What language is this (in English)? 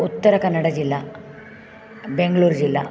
Sanskrit